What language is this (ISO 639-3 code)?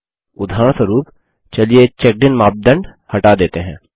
hin